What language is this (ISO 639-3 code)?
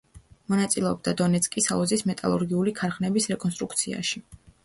kat